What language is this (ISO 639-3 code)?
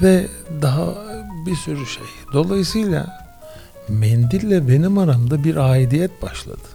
tur